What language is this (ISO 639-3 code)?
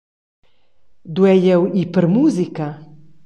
roh